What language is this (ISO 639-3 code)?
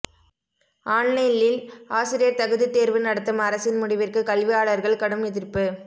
tam